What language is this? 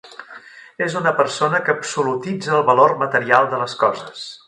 Catalan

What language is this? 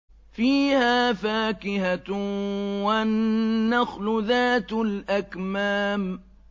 Arabic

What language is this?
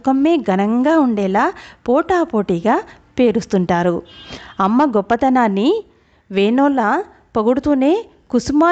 Telugu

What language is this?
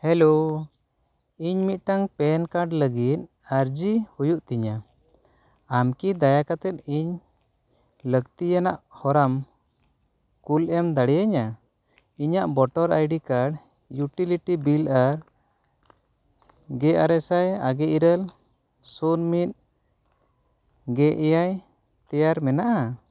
Santali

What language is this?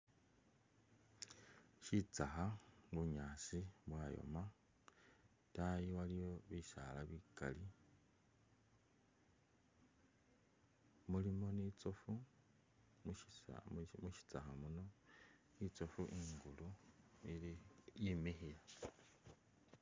Masaaba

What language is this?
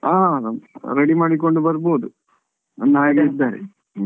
Kannada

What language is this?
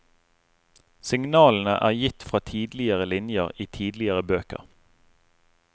Norwegian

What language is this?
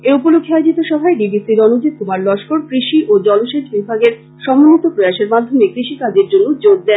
Bangla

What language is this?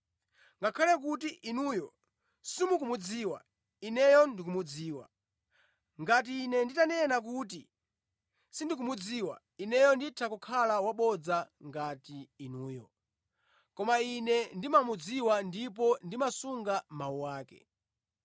Nyanja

